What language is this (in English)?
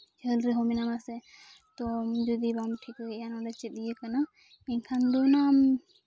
Santali